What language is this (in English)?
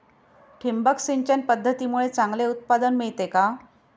Marathi